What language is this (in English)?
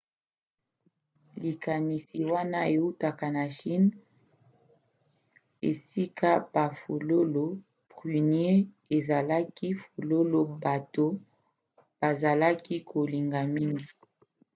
Lingala